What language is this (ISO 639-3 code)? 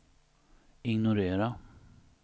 swe